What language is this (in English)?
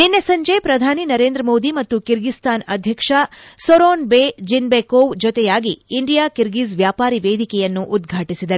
Kannada